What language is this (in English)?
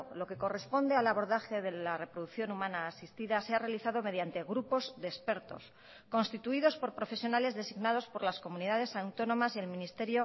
Spanish